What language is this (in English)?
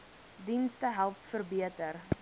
Afrikaans